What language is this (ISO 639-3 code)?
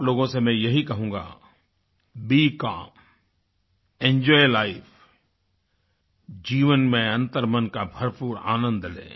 hin